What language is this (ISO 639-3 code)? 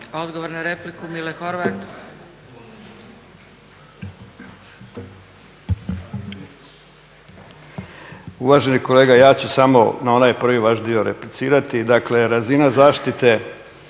hrv